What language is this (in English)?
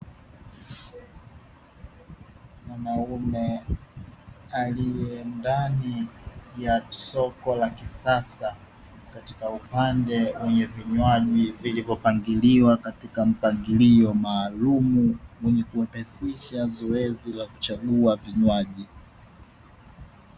Swahili